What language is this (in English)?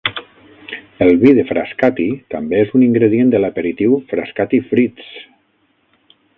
Catalan